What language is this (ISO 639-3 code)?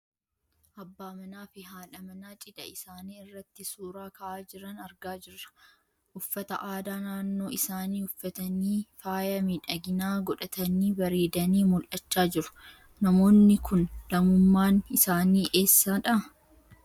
orm